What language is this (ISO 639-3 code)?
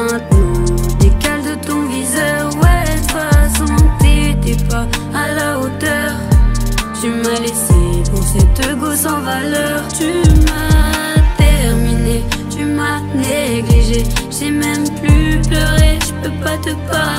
fra